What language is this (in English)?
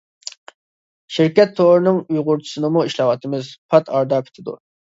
Uyghur